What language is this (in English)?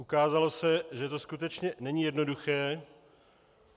Czech